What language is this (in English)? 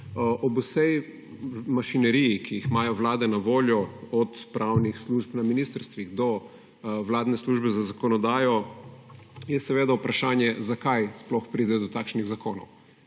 Slovenian